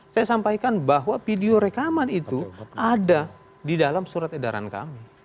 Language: Indonesian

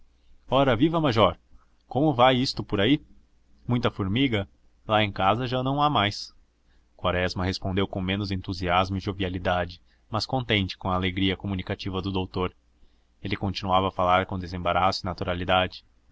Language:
Portuguese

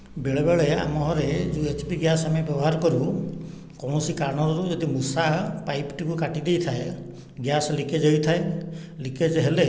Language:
Odia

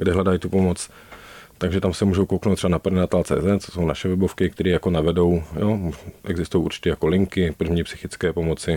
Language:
Czech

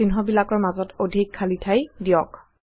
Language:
Assamese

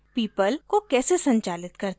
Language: Hindi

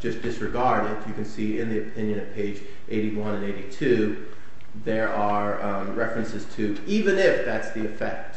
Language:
English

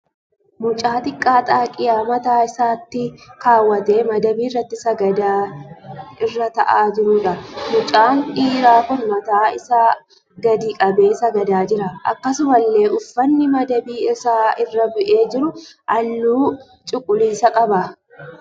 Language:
Oromo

